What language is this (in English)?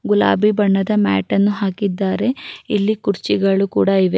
Kannada